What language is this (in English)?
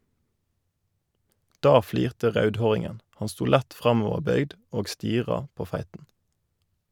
Norwegian